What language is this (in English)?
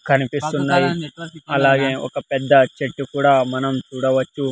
Telugu